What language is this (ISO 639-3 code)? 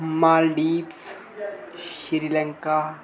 doi